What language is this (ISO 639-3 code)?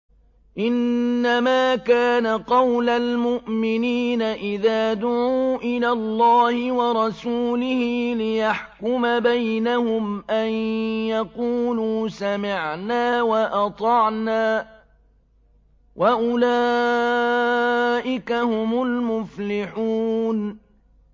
ara